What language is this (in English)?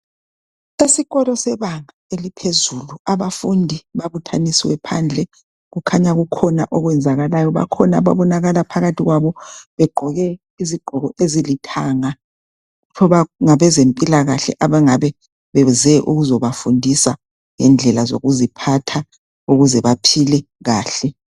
North Ndebele